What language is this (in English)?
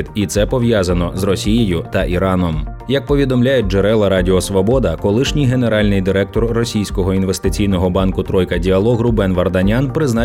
Ukrainian